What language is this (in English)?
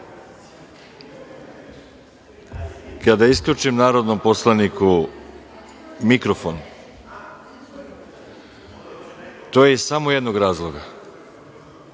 Serbian